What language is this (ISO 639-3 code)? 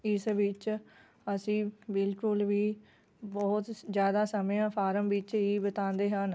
pan